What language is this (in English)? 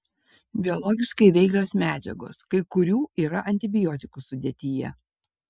Lithuanian